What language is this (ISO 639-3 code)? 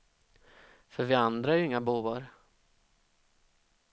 swe